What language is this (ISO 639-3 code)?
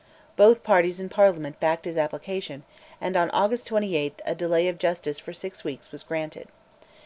eng